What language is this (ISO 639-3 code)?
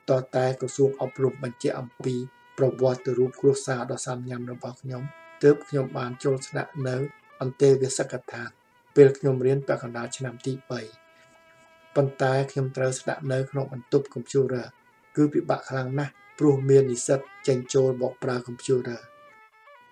tha